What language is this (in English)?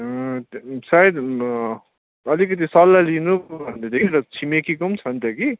Nepali